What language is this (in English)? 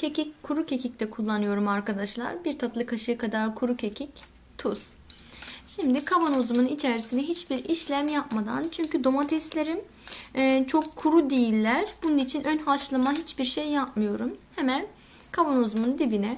Turkish